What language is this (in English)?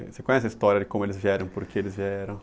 Portuguese